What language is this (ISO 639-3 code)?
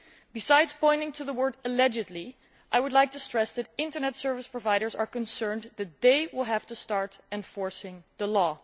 eng